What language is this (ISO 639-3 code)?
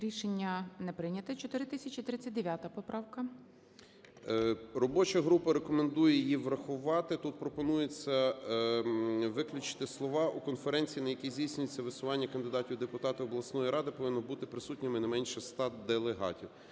ukr